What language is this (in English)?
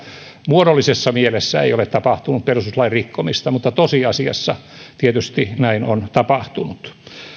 Finnish